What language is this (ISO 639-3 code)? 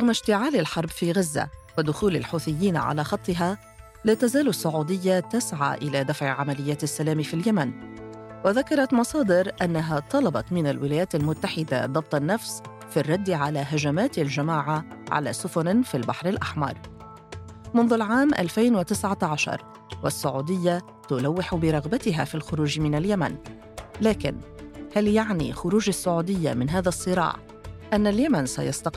ara